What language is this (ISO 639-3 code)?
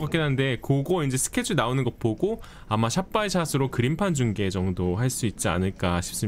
kor